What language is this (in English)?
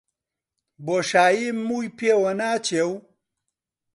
Central Kurdish